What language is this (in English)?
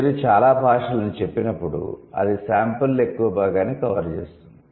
Telugu